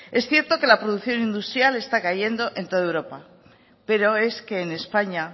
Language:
Spanish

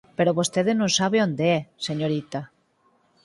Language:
Galician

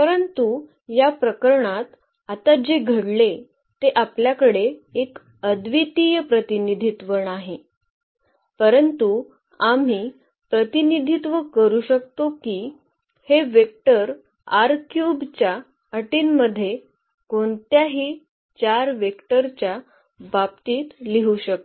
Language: Marathi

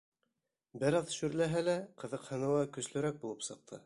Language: Bashkir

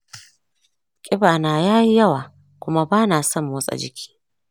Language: Hausa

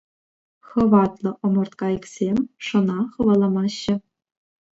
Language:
Chuvash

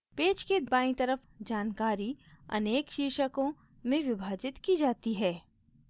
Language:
Hindi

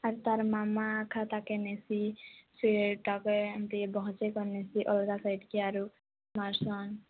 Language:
Odia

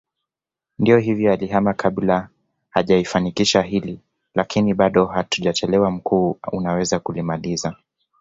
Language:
Swahili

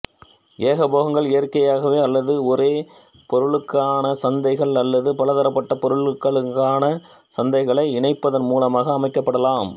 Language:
Tamil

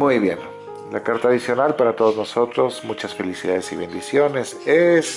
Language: Spanish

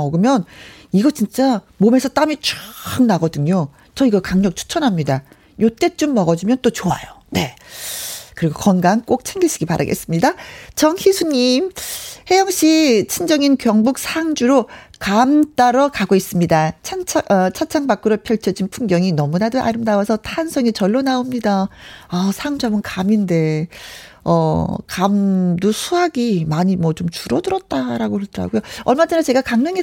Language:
Korean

